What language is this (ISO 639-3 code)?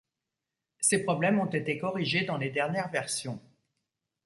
fra